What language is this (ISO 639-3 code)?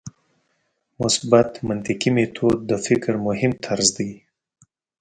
pus